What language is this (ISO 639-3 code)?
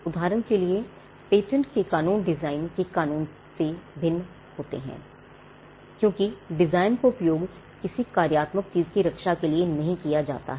hin